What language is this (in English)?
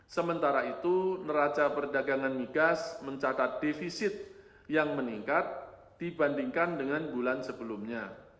Indonesian